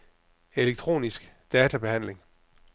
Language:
Danish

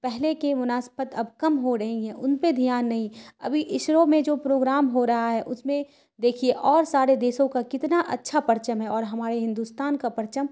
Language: Urdu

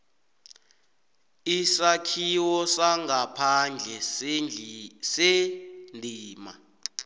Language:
South Ndebele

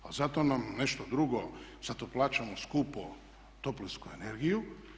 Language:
Croatian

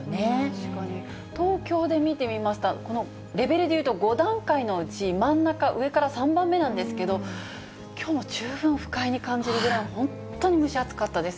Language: Japanese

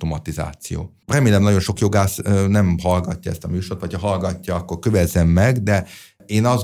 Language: Hungarian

